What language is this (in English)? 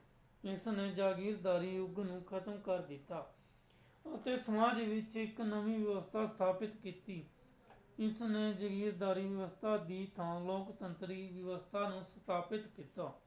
Punjabi